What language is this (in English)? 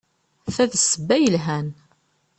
Kabyle